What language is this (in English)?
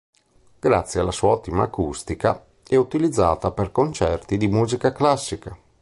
Italian